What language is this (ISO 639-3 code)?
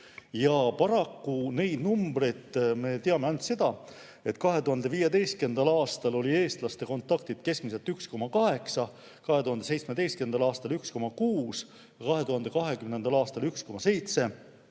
est